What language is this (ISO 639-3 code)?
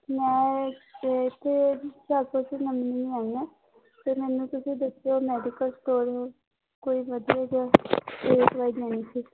pan